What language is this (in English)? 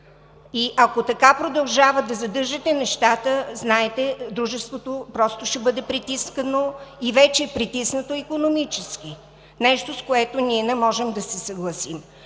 Bulgarian